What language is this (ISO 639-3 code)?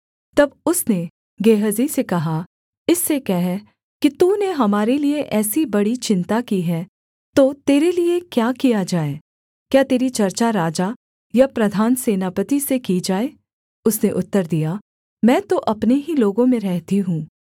hin